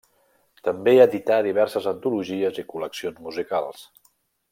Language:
Catalan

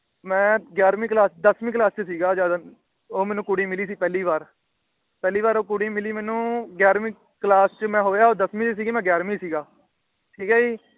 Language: Punjabi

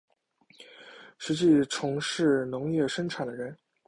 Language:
Chinese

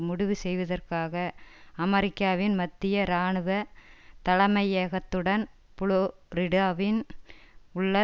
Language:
Tamil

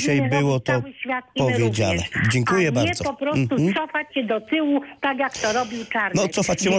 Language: Polish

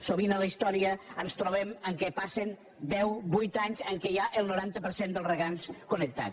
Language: Catalan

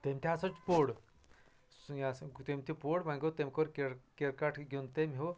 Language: Kashmiri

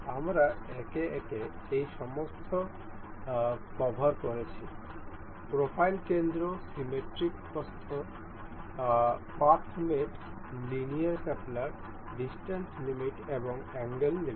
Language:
Bangla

